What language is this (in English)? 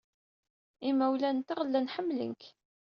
Kabyle